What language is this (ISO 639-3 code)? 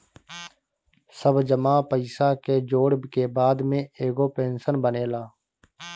bho